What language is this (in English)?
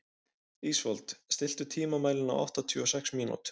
Icelandic